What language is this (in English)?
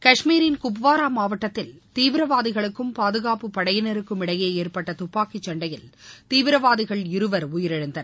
Tamil